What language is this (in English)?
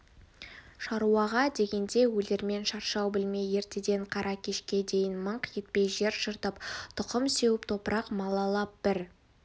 Kazakh